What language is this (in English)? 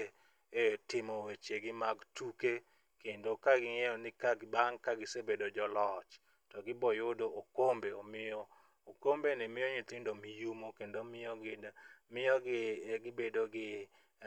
Luo (Kenya and Tanzania)